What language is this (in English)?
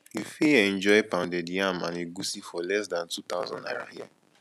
Nigerian Pidgin